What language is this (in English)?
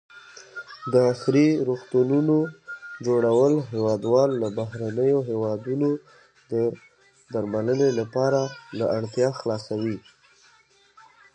Pashto